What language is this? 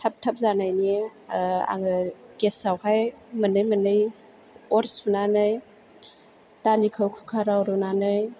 Bodo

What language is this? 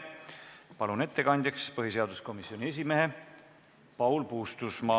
Estonian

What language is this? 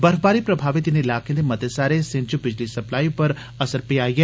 Dogri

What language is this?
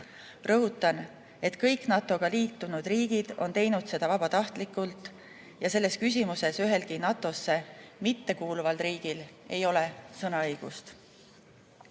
Estonian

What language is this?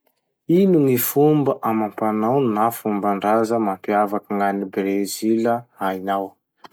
Masikoro Malagasy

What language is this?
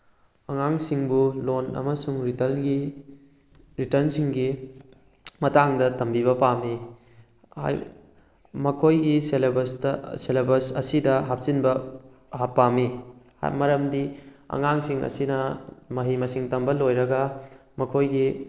Manipuri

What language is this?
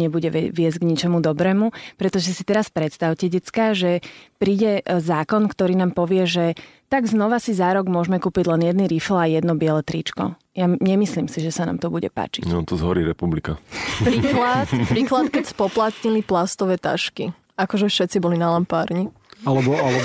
Slovak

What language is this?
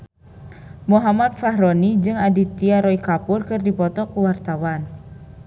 Sundanese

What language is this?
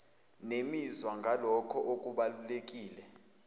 Zulu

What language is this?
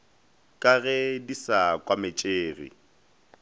Northern Sotho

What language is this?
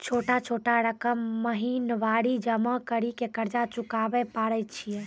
Maithili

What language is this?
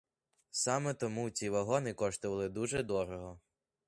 Ukrainian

